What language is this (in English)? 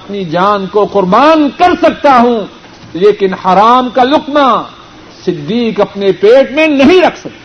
Urdu